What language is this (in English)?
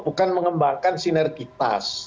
Indonesian